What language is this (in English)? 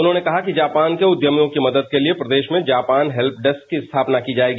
Hindi